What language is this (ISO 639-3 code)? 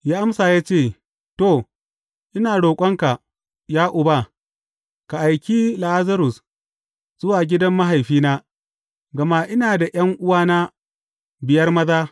hau